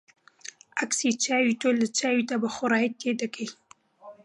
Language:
Central Kurdish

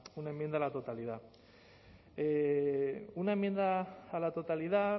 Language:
Spanish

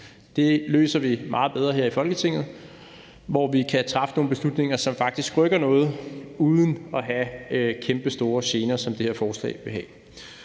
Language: Danish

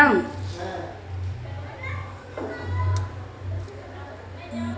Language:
Bhojpuri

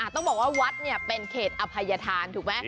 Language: Thai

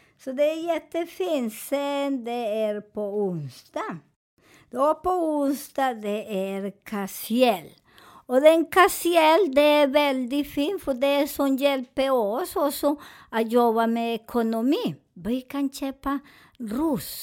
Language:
Swedish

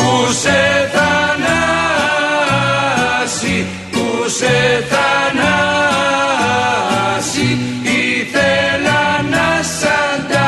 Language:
Greek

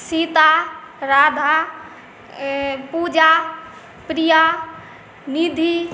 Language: Maithili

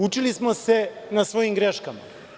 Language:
Serbian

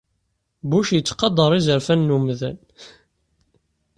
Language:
Kabyle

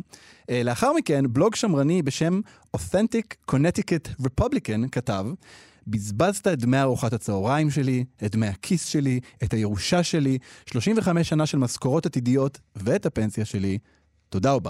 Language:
Hebrew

